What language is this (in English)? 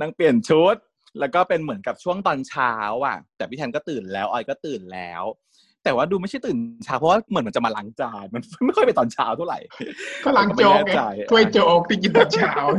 Thai